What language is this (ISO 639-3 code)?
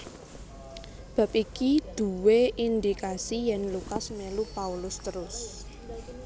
jav